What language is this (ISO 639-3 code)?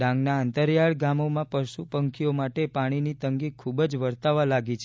guj